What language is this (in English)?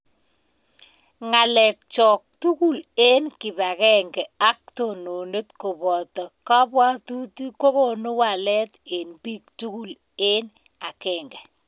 Kalenjin